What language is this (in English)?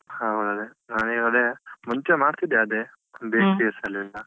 Kannada